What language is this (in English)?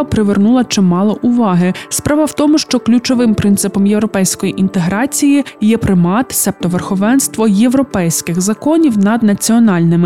Ukrainian